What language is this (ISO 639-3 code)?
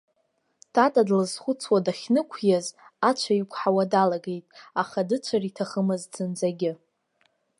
abk